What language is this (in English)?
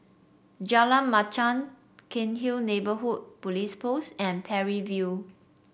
English